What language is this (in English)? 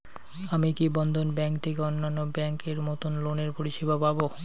Bangla